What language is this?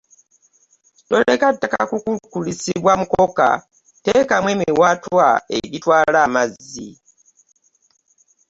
Ganda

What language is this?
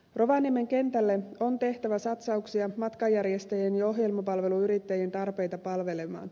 Finnish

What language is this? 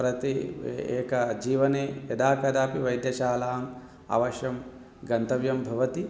Sanskrit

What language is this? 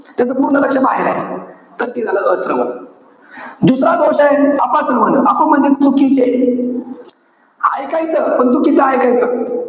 Marathi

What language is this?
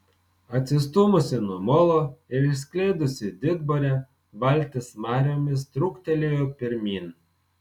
Lithuanian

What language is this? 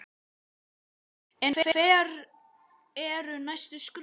Icelandic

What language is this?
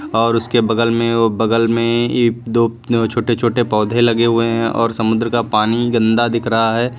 Hindi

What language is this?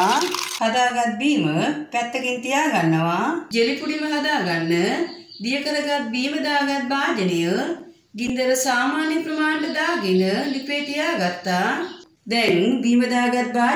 Romanian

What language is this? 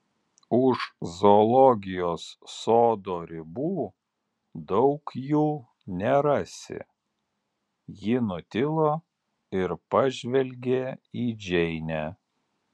Lithuanian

